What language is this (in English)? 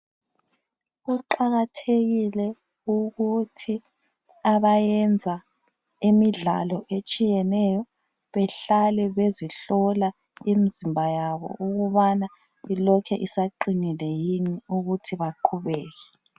North Ndebele